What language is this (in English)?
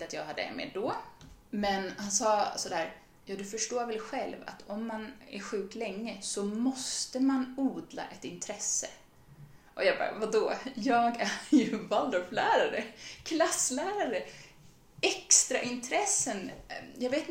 Swedish